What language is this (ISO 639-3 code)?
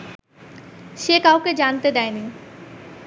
ben